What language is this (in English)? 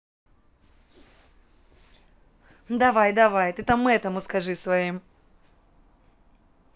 Russian